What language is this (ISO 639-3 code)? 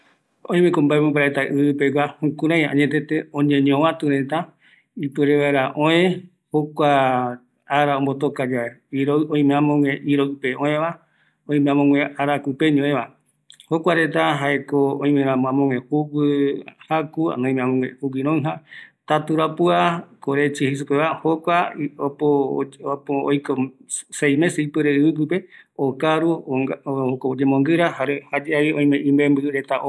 gui